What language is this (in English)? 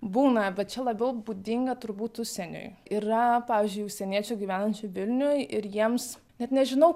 Lithuanian